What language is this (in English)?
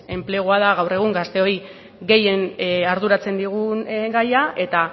Basque